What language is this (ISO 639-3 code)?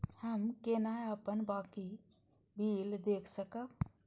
mai